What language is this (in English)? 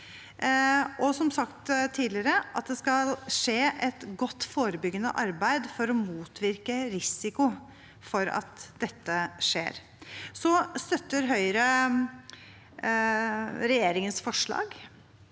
Norwegian